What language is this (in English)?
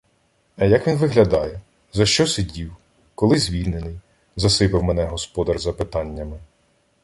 Ukrainian